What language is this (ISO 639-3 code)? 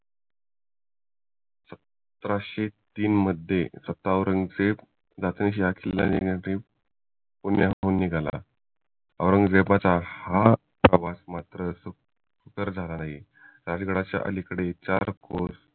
mar